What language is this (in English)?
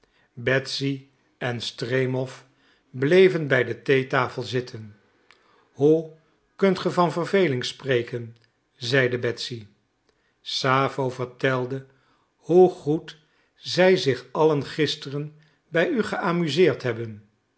Dutch